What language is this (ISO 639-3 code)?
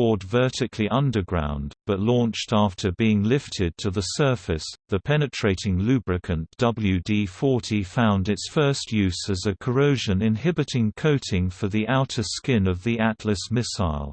eng